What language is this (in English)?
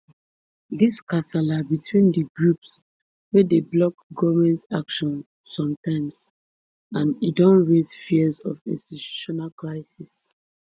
Nigerian Pidgin